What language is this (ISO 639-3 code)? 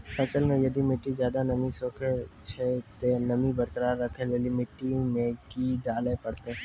mai